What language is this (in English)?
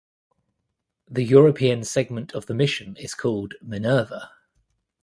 English